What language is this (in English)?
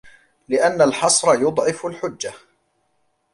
Arabic